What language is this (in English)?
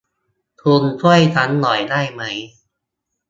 Thai